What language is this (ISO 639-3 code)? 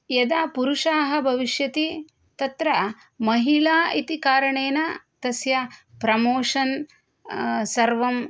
san